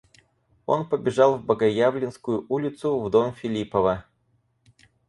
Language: Russian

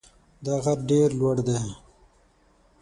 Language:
Pashto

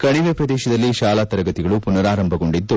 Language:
Kannada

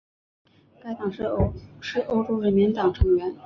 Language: Chinese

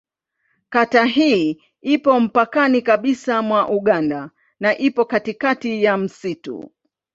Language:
Swahili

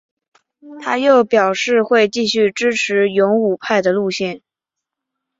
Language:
Chinese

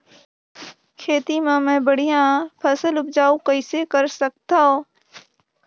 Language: Chhattisgarhi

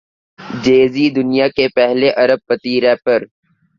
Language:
Urdu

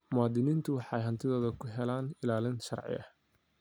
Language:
Somali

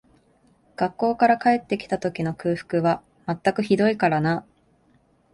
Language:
Japanese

